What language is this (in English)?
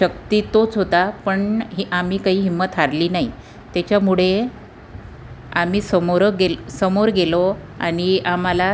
Marathi